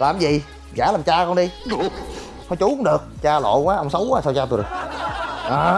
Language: Vietnamese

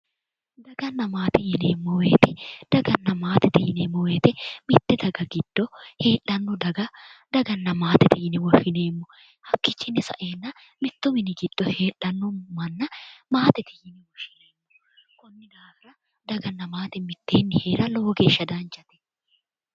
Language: Sidamo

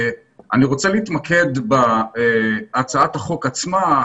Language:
Hebrew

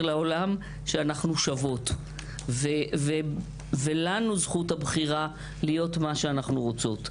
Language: Hebrew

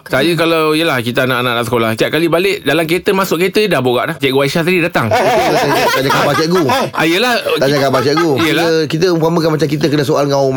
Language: Malay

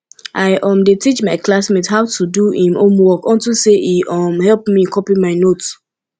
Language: Nigerian Pidgin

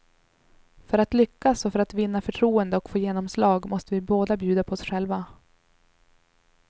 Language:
Swedish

